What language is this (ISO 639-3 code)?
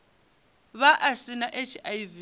ven